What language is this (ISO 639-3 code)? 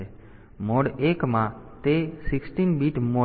guj